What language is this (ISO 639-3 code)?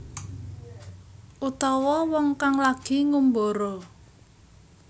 jav